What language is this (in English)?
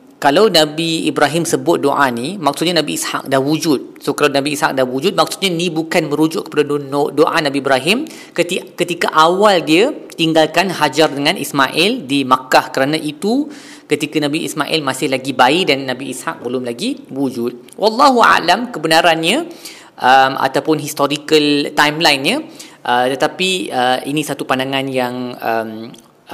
Malay